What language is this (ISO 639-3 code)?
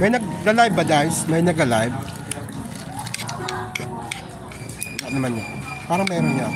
fil